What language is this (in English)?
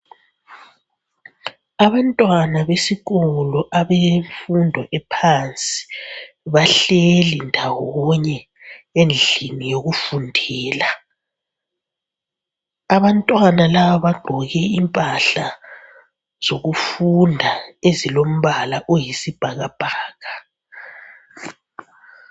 North Ndebele